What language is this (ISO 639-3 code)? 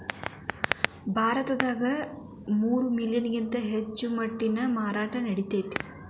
kan